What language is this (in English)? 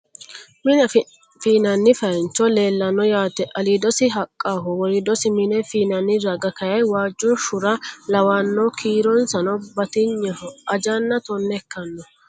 Sidamo